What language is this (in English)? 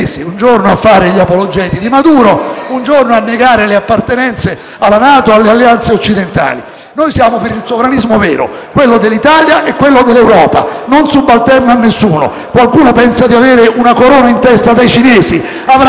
Italian